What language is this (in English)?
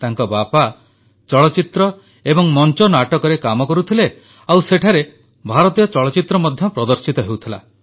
Odia